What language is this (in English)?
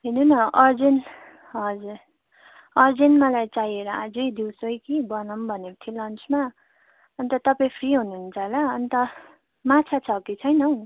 Nepali